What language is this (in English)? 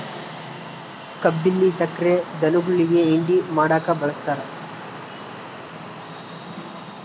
Kannada